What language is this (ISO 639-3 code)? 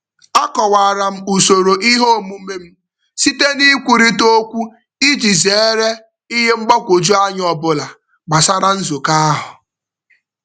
ibo